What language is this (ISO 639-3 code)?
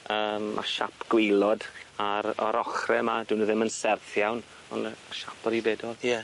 cym